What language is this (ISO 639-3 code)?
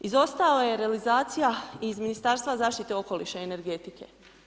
hrv